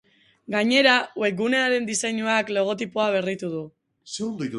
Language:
Basque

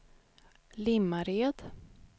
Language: Swedish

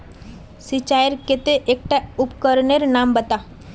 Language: Magahi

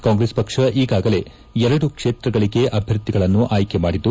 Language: Kannada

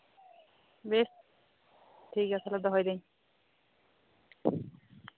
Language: Santali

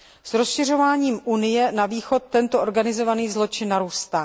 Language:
Czech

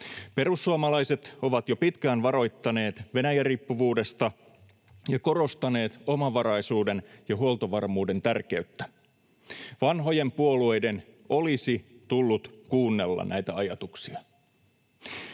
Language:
Finnish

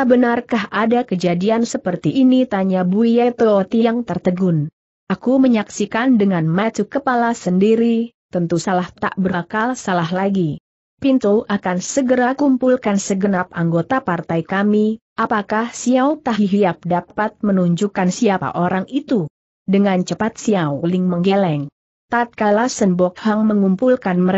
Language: Indonesian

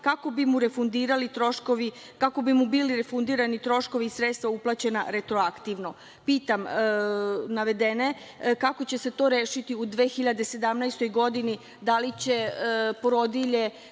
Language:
Serbian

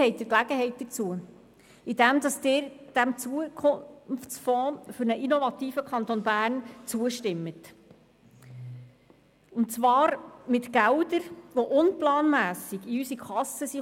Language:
Swiss German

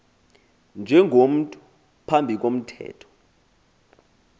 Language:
Xhosa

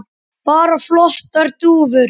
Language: Icelandic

